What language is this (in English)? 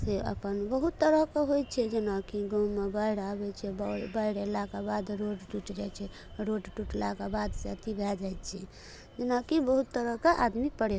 Maithili